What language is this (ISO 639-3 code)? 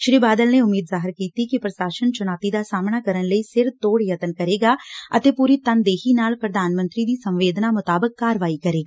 pan